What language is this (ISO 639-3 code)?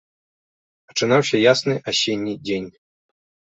bel